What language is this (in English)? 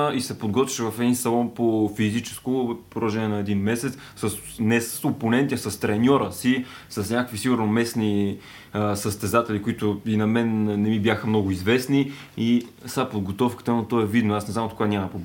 Bulgarian